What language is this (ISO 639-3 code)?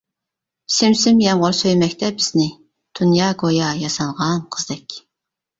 uig